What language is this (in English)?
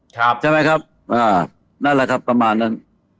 Thai